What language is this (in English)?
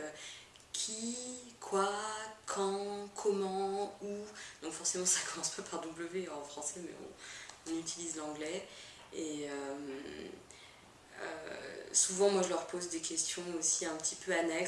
French